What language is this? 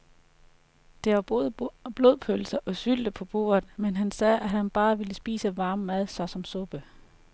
Danish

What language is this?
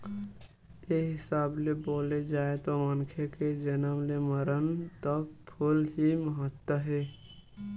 Chhattisgarhi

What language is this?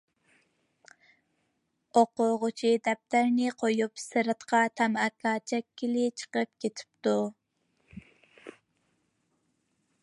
Uyghur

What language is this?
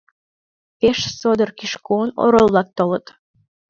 Mari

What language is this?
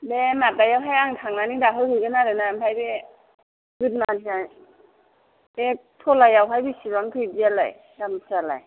Bodo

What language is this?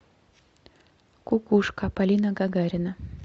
Russian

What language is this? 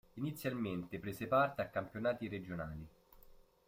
Italian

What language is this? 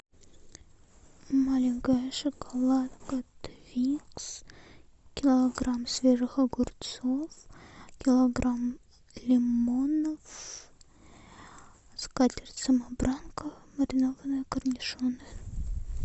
Russian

